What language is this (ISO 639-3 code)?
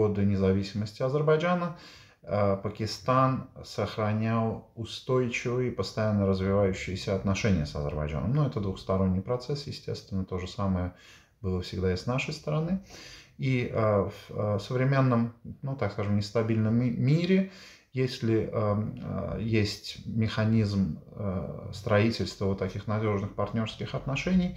rus